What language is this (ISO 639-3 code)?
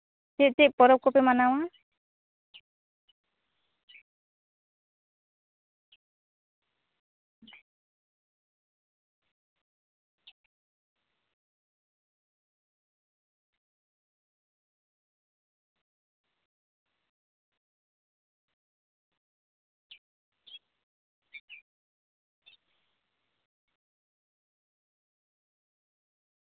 sat